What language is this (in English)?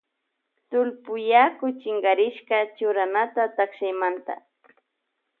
Loja Highland Quichua